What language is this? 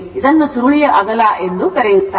Kannada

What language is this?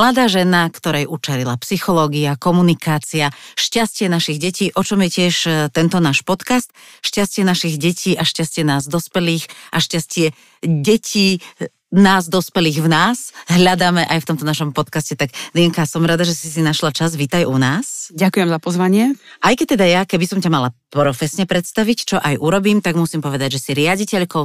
Slovak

